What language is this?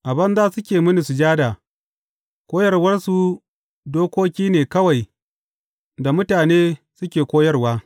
Hausa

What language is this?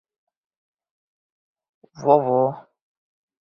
Bashkir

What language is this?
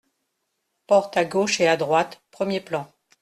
French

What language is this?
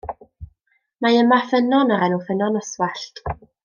Welsh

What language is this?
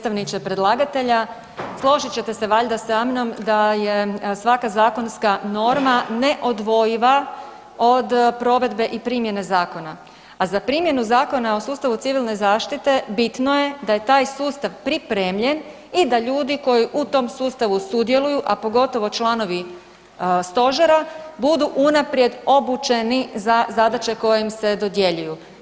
Croatian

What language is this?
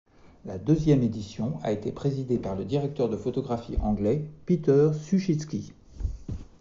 French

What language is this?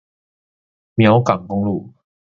Chinese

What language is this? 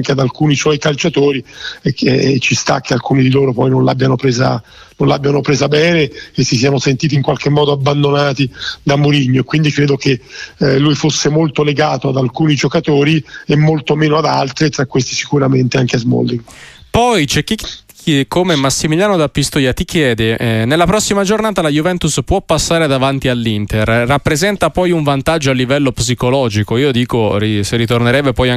Italian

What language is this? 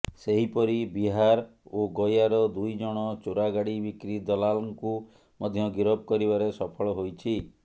Odia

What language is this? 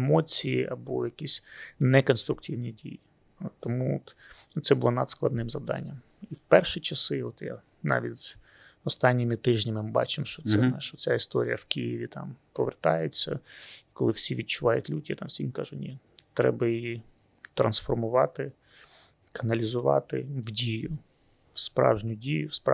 Ukrainian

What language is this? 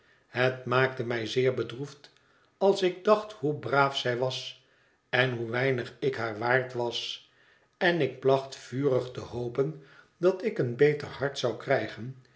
Dutch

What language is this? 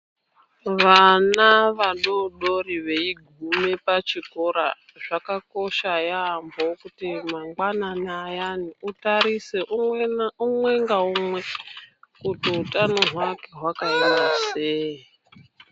Ndau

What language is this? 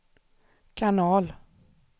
Swedish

